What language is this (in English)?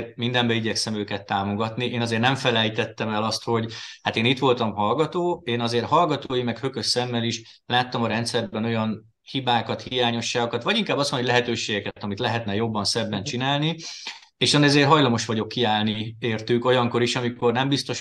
Hungarian